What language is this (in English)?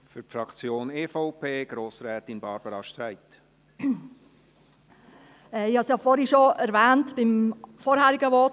Swiss German